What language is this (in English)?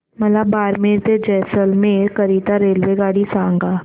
Marathi